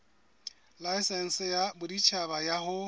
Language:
Southern Sotho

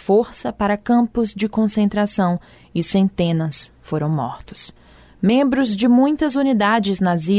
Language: Portuguese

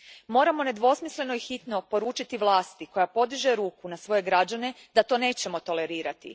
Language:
Croatian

